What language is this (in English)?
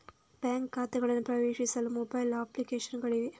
Kannada